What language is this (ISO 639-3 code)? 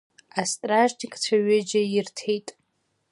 abk